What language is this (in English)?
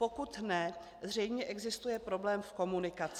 Czech